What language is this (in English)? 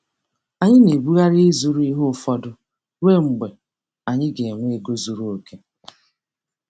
Igbo